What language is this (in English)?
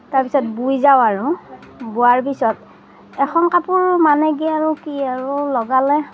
Assamese